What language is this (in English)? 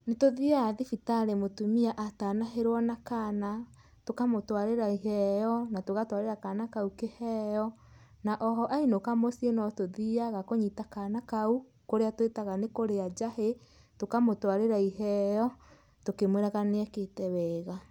Kikuyu